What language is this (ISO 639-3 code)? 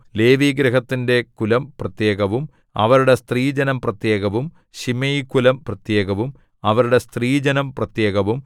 mal